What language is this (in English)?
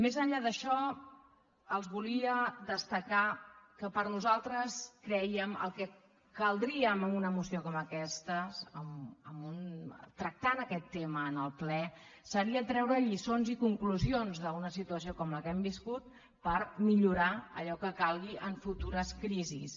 Catalan